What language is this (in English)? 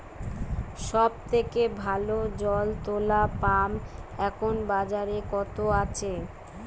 Bangla